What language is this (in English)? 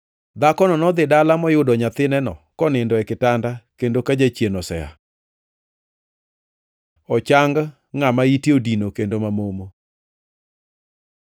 Luo (Kenya and Tanzania)